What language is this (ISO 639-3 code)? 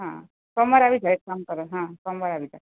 guj